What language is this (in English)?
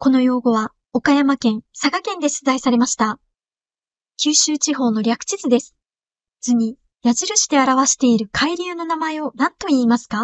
Japanese